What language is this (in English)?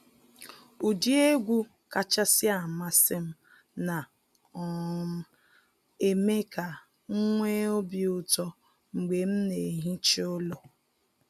Igbo